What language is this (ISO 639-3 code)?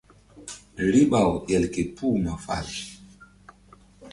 mdd